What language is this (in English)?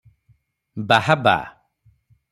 Odia